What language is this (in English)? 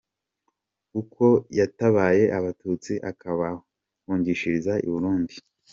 Kinyarwanda